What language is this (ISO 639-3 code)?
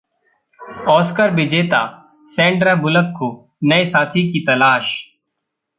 hin